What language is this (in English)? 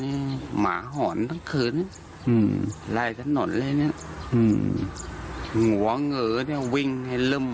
Thai